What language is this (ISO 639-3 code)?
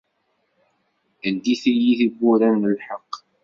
kab